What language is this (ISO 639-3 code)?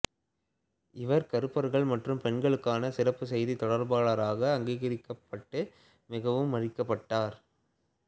tam